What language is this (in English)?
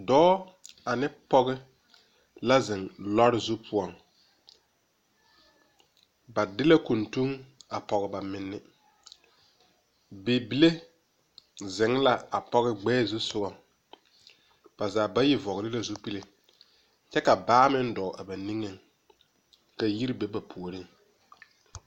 Southern Dagaare